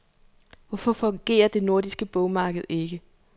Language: Danish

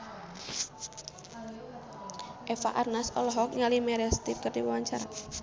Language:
Sundanese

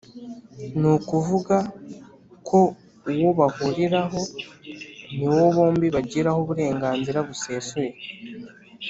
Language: Kinyarwanda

